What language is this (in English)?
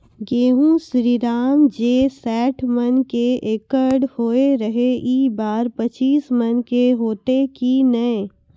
Maithili